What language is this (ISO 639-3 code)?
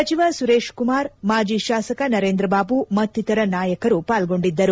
kan